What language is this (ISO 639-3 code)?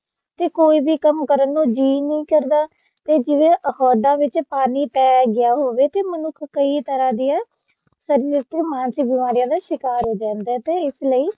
pan